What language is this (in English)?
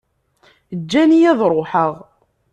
Kabyle